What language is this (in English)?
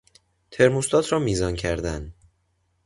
Persian